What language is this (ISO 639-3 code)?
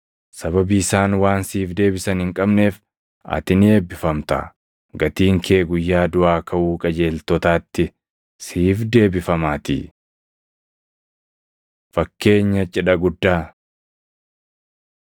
orm